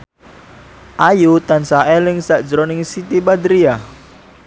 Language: Javanese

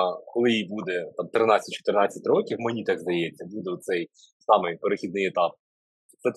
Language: Ukrainian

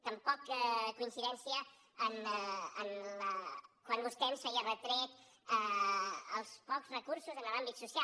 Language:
Catalan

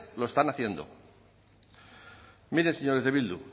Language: Spanish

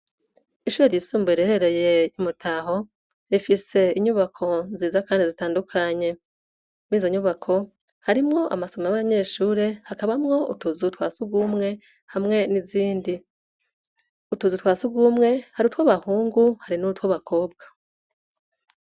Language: Rundi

